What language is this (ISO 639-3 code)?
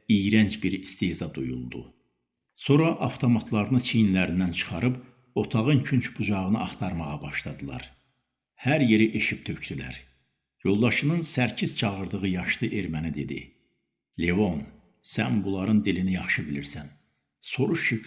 tur